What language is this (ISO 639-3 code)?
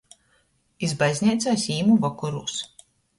ltg